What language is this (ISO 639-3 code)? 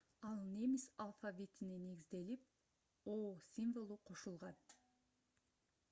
kir